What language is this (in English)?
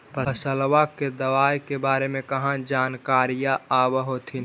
Magahi